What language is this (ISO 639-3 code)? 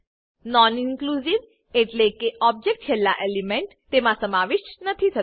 guj